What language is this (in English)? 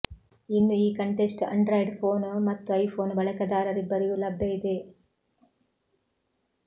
Kannada